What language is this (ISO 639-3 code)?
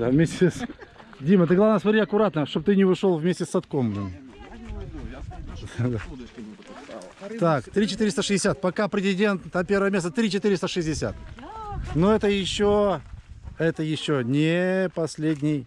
rus